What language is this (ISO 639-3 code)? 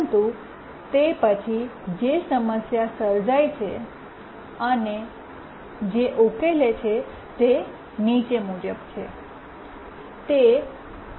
guj